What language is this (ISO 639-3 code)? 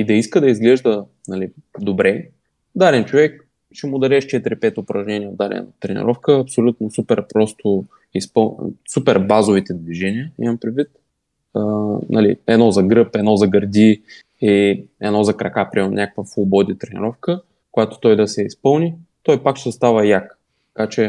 bul